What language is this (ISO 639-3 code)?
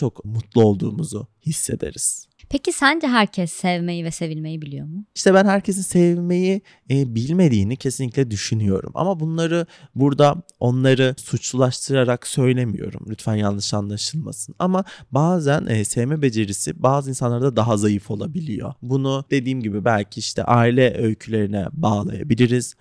tur